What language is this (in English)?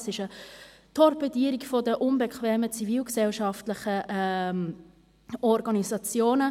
Swiss German